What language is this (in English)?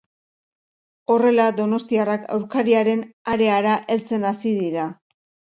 Basque